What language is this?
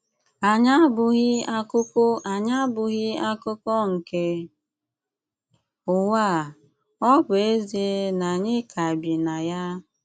Igbo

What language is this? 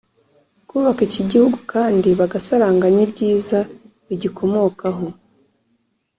Kinyarwanda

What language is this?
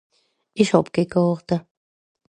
Swiss German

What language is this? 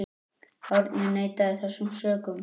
Icelandic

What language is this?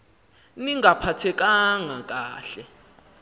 Xhosa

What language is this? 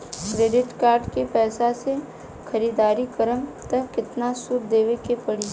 Bhojpuri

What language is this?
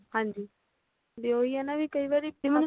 Punjabi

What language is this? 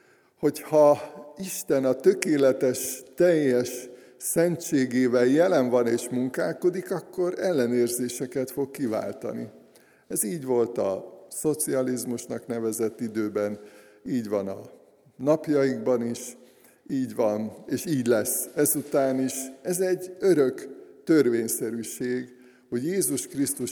Hungarian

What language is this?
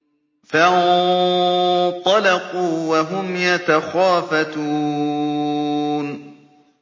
Arabic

